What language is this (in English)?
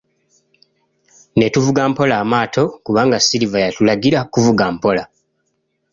Ganda